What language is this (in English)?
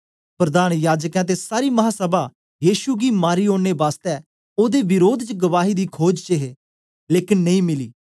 Dogri